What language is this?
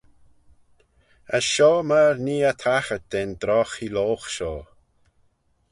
Manx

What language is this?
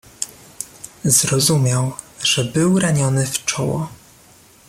Polish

